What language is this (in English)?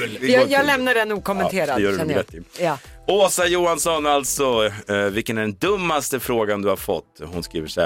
Swedish